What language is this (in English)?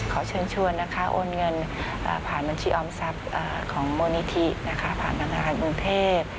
Thai